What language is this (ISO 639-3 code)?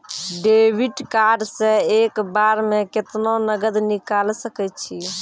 mai